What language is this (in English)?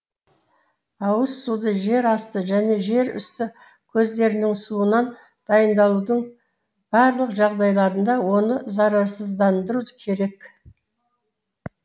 Kazakh